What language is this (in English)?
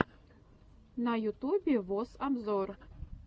Russian